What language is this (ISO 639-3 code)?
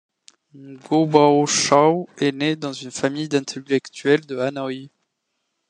fra